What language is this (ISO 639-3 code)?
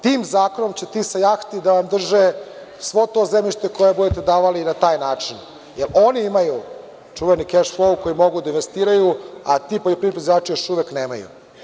srp